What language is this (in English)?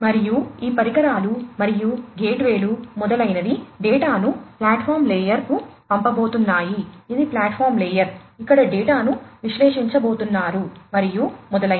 Telugu